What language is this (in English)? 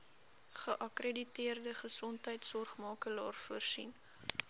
Afrikaans